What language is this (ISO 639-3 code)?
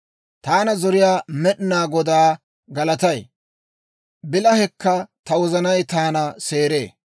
dwr